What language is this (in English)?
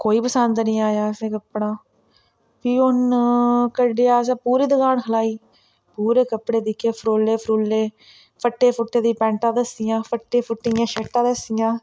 Dogri